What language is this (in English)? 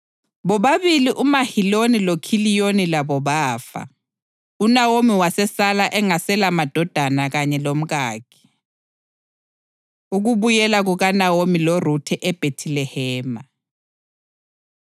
North Ndebele